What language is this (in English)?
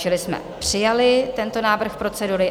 Czech